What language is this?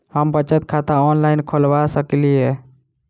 Maithili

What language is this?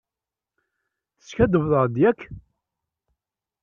Kabyle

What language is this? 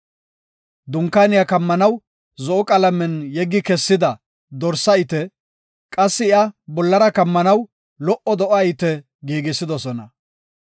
Gofa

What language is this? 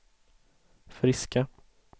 Swedish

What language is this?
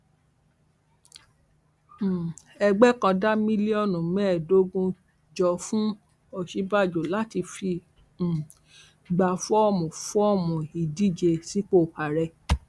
Yoruba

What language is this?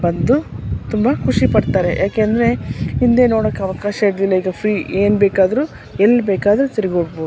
Kannada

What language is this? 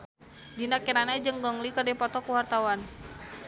Sundanese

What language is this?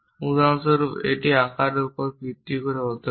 Bangla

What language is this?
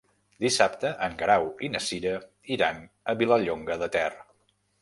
Catalan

